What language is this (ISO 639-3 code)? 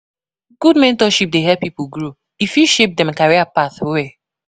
pcm